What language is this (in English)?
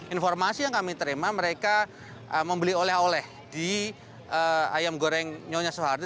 Indonesian